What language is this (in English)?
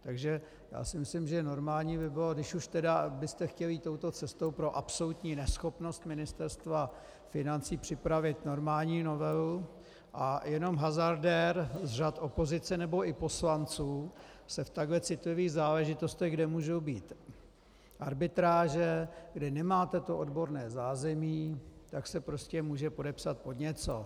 Czech